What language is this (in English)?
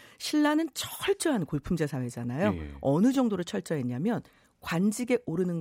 Korean